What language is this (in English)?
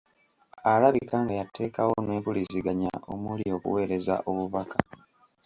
Ganda